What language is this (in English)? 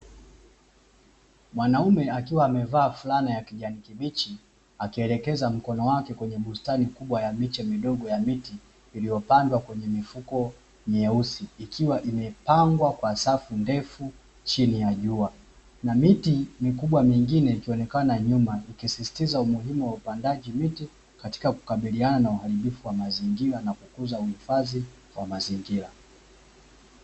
Swahili